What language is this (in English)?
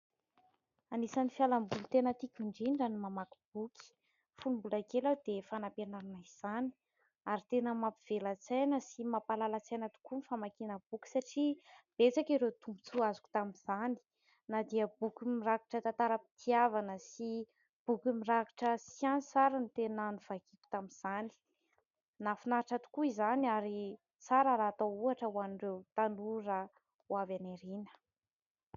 Malagasy